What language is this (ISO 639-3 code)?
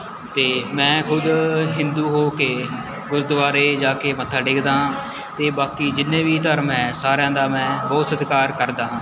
pan